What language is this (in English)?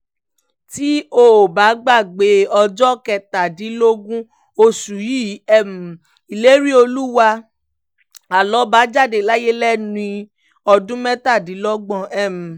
Yoruba